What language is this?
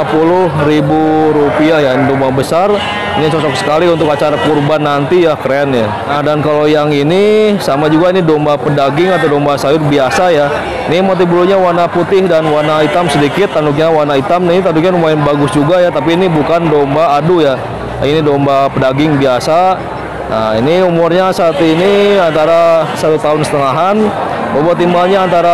Indonesian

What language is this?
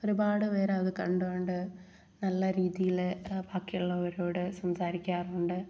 Malayalam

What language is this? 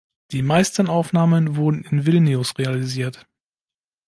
German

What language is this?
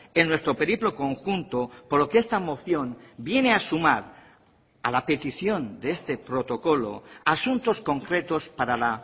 Spanish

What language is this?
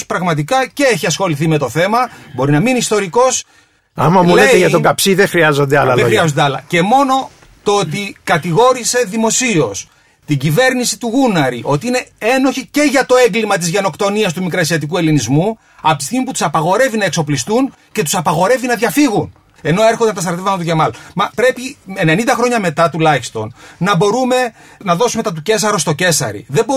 Greek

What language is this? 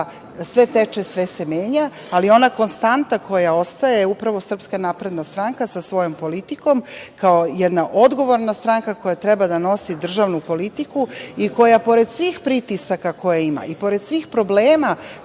Serbian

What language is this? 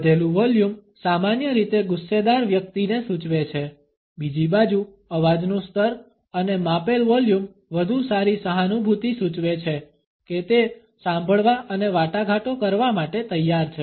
Gujarati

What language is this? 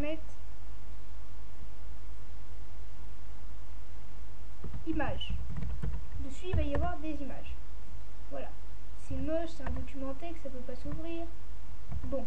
French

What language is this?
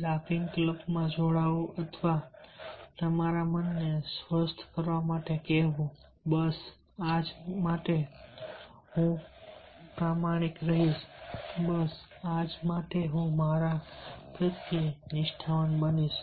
Gujarati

